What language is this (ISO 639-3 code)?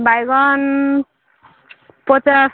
ori